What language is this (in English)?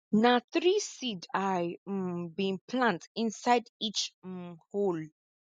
Nigerian Pidgin